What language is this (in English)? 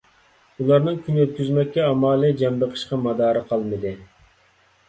Uyghur